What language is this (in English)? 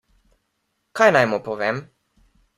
Slovenian